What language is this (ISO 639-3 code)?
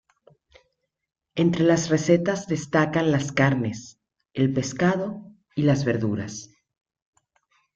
spa